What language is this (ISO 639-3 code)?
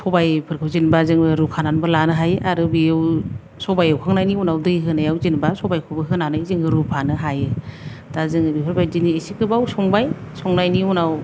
brx